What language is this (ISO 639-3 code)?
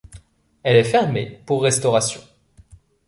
fra